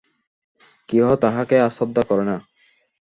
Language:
Bangla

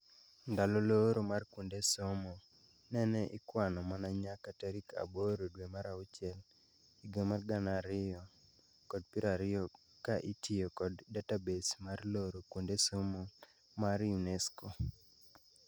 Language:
Luo (Kenya and Tanzania)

